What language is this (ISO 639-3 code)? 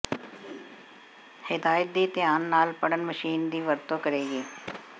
pan